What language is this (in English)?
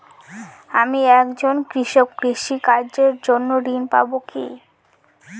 Bangla